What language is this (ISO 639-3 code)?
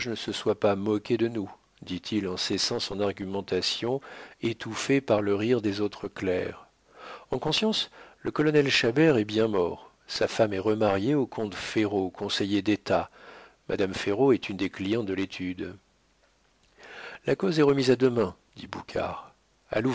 fra